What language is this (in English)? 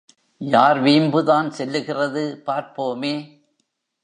Tamil